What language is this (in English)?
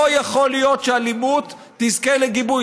Hebrew